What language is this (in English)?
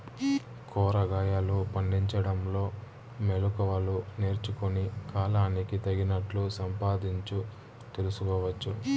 Telugu